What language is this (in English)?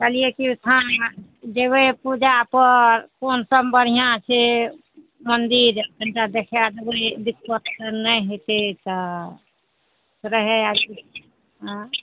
Maithili